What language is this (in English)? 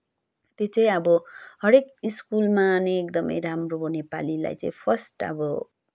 Nepali